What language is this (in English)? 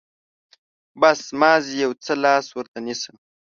Pashto